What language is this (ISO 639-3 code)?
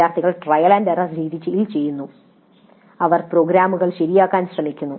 mal